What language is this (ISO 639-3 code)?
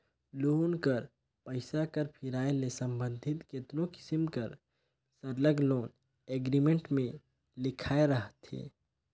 hne